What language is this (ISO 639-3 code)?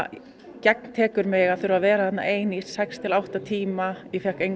isl